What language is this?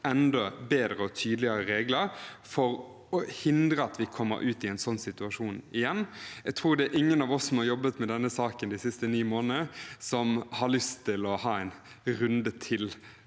Norwegian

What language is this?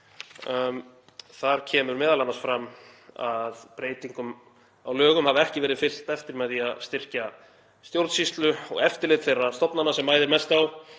Icelandic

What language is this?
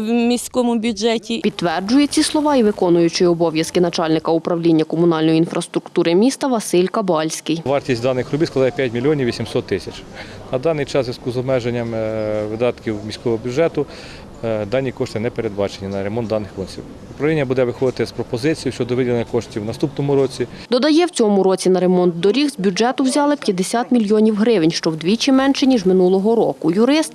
Ukrainian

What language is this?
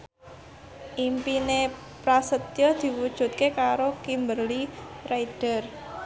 Javanese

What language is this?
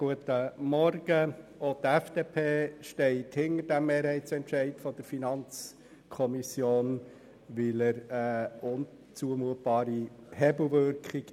Swiss German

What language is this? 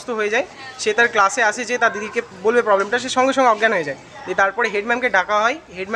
Arabic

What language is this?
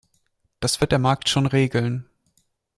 German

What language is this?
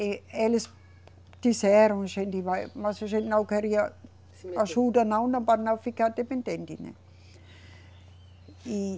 Portuguese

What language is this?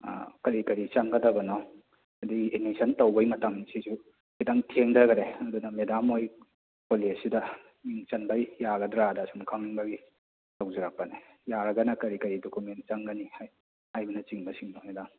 Manipuri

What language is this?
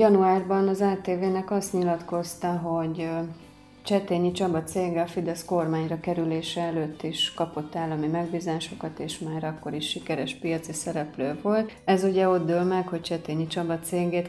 Hungarian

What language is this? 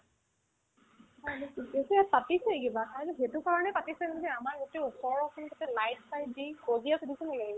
Assamese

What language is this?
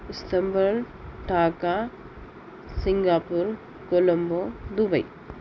Urdu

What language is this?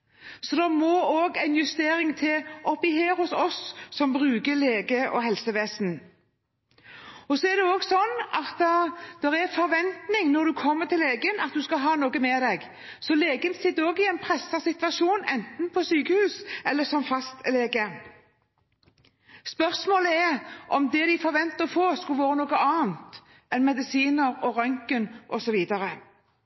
Norwegian Bokmål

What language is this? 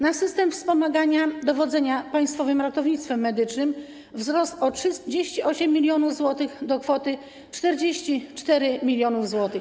Polish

